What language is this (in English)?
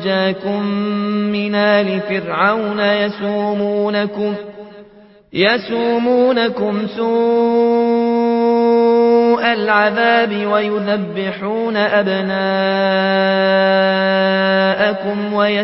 Arabic